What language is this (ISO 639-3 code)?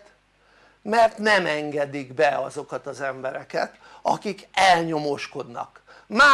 hun